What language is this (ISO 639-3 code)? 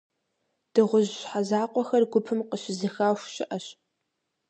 kbd